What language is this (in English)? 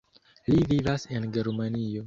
Esperanto